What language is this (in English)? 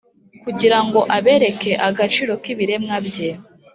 Kinyarwanda